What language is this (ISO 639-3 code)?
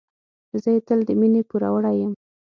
pus